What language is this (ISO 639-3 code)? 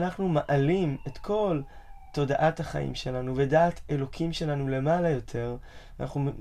heb